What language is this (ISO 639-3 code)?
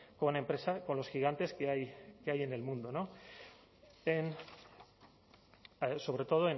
spa